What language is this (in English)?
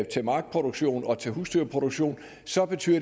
Danish